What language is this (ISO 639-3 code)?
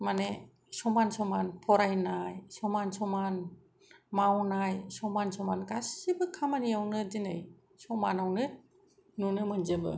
brx